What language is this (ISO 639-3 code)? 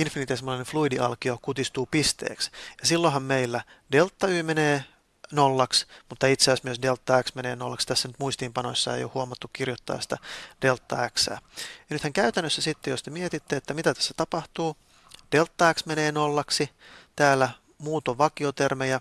fin